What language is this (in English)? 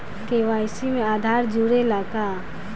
Bhojpuri